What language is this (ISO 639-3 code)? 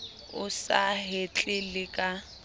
sot